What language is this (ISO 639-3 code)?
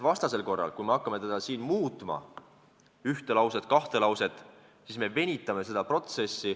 est